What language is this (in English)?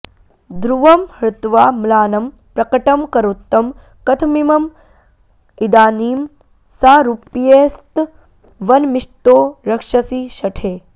Sanskrit